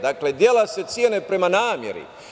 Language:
Serbian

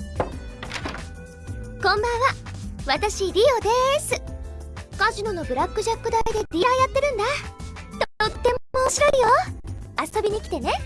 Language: Japanese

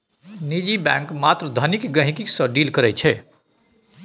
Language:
Maithili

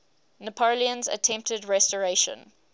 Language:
English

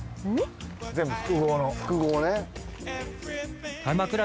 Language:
Japanese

